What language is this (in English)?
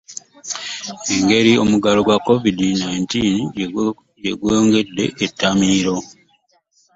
Ganda